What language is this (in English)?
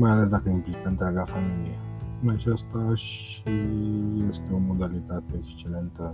Romanian